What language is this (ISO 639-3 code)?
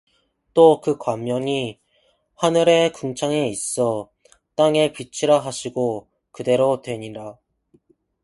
kor